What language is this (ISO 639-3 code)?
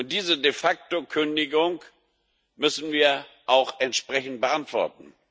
deu